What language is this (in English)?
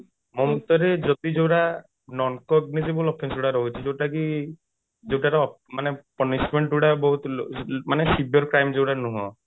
Odia